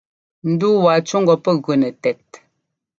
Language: Ngomba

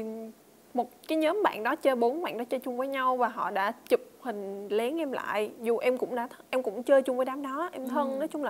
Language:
Vietnamese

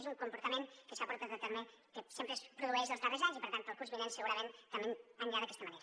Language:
Catalan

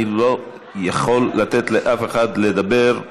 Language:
Hebrew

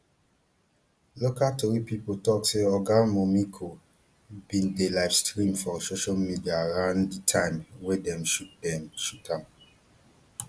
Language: Nigerian Pidgin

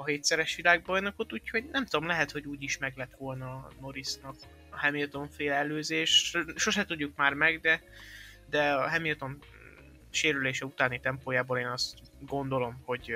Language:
Hungarian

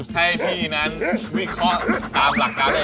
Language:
Thai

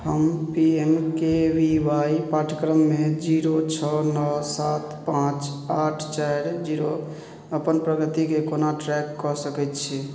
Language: Maithili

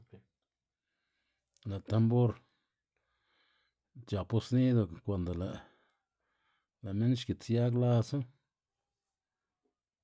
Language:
Xanaguía Zapotec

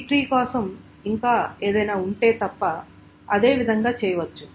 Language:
Telugu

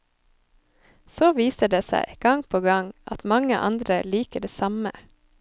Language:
Norwegian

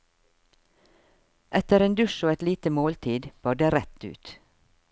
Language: Norwegian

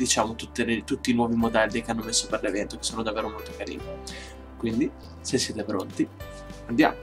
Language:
Italian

